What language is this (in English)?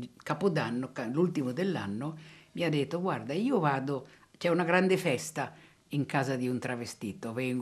Italian